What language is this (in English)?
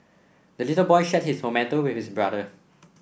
English